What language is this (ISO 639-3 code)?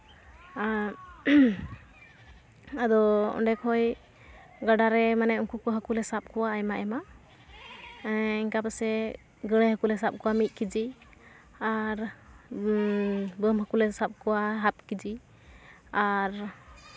sat